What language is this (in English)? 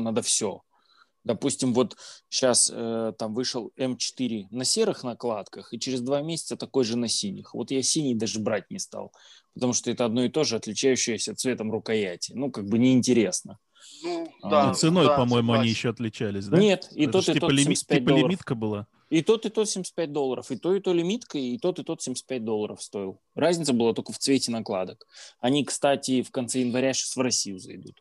Russian